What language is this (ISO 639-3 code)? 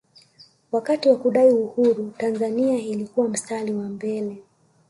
swa